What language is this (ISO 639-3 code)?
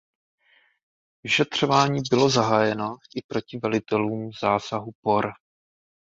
ces